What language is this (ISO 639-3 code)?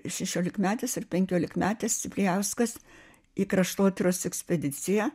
lit